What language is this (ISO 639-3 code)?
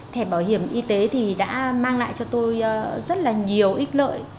vie